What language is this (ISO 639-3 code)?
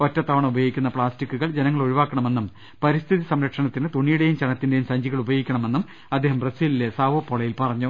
mal